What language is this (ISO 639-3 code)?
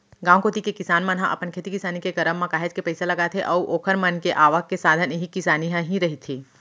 hne